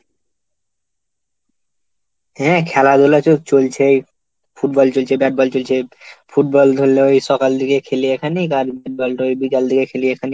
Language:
Bangla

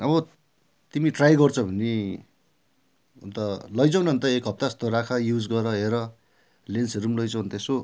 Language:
Nepali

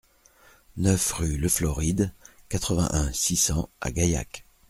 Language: French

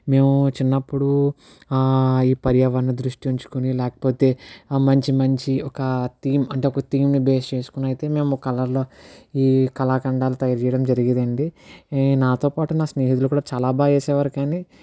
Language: Telugu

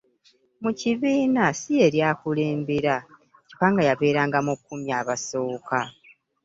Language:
Ganda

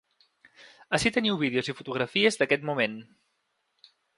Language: Catalan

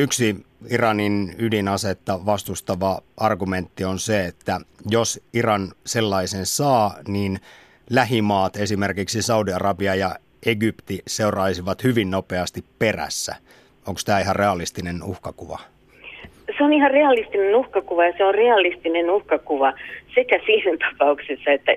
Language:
Finnish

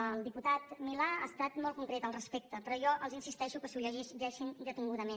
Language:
Catalan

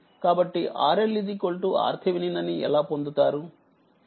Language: Telugu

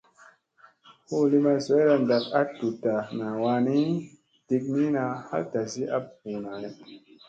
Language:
Musey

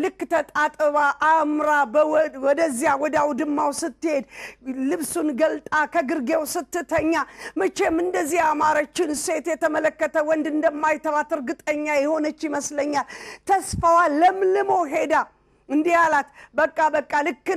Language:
Arabic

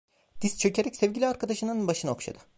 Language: Turkish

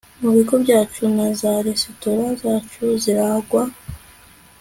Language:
Kinyarwanda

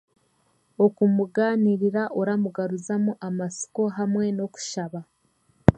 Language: Chiga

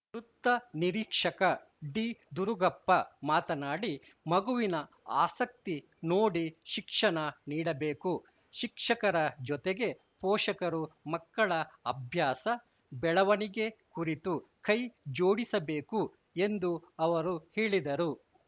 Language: Kannada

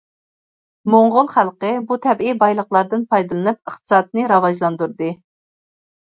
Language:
Uyghur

